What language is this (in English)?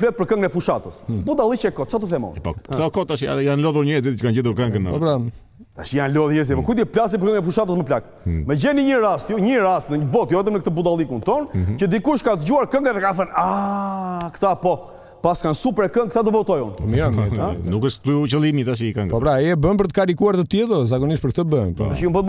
Romanian